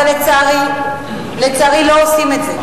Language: Hebrew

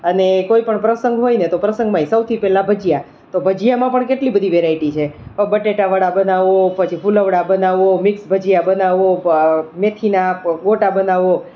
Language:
Gujarati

